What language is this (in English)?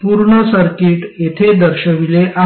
Marathi